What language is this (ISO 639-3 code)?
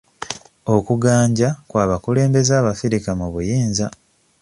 lug